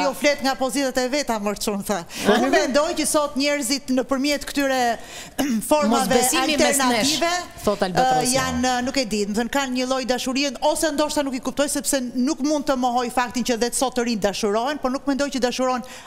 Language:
Romanian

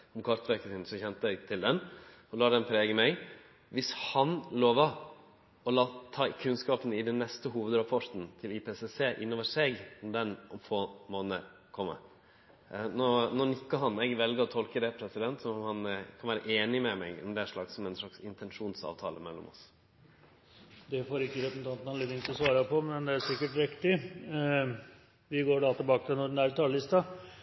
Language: Norwegian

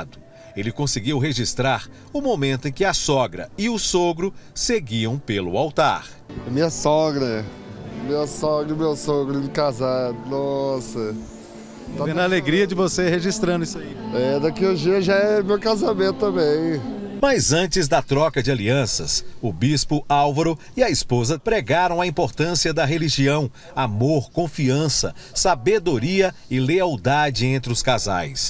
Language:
Portuguese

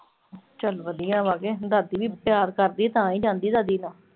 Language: Punjabi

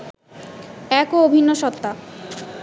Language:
Bangla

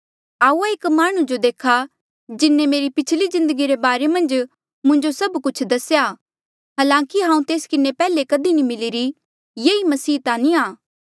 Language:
Mandeali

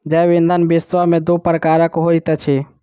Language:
Maithili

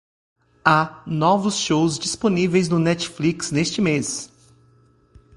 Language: Portuguese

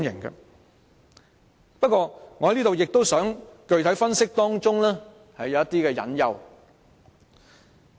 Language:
Cantonese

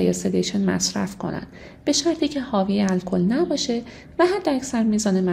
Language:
Persian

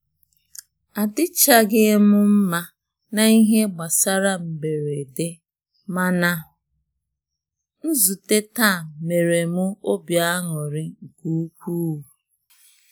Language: Igbo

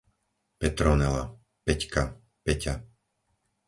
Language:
Slovak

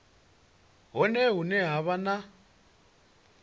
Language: Venda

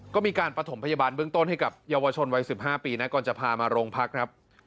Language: Thai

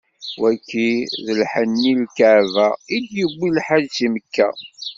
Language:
Kabyle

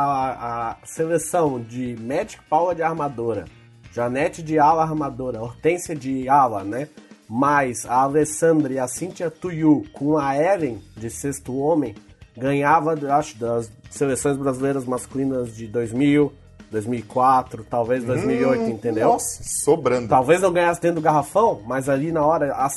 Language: Portuguese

